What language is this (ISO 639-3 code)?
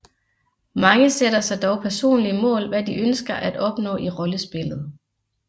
dan